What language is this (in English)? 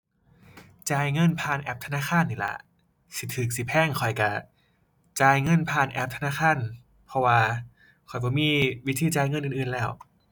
Thai